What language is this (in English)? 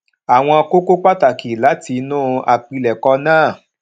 Yoruba